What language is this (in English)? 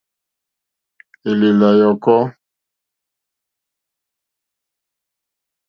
Mokpwe